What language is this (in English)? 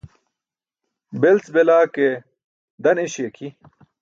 Burushaski